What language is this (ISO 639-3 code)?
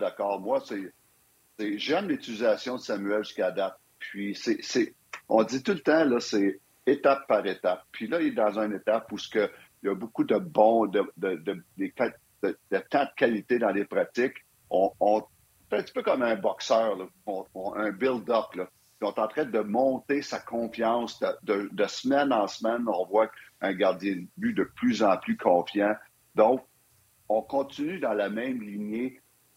fra